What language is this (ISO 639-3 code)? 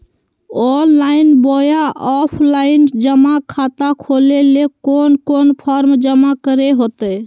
mag